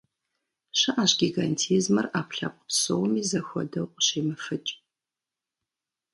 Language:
Kabardian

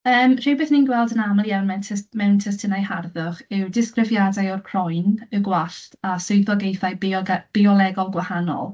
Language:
Welsh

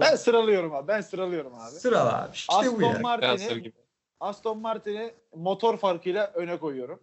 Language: Turkish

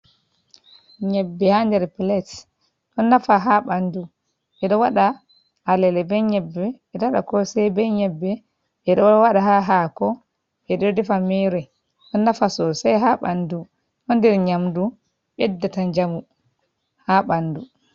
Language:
Fula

